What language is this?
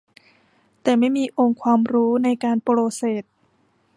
Thai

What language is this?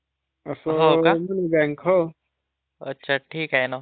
Marathi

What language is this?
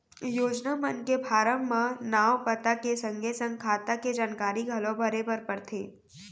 Chhattisgarhi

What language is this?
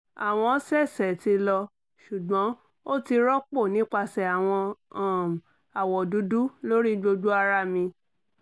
Yoruba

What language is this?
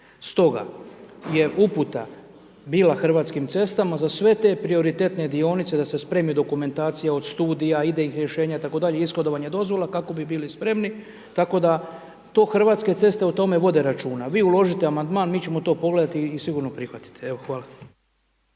Croatian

